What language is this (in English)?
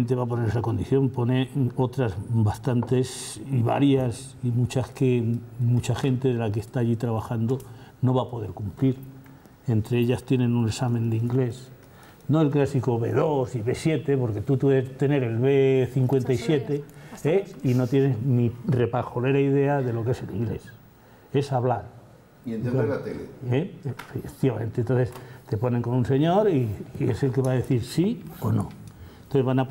Spanish